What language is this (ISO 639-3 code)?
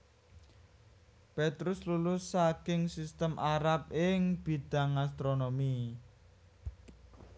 jav